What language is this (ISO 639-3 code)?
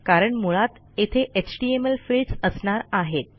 mar